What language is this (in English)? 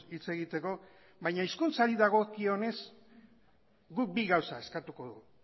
Basque